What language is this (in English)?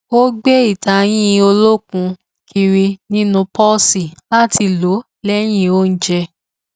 Yoruba